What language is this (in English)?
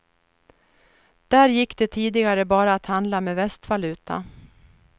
Swedish